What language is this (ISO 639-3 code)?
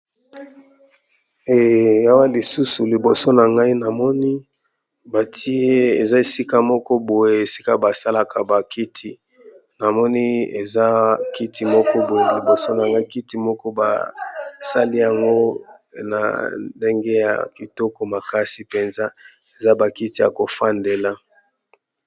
lin